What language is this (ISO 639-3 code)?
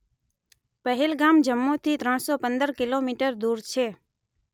guj